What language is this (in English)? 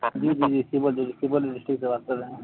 Urdu